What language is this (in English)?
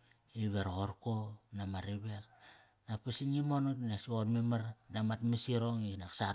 Kairak